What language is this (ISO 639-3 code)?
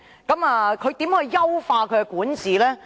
yue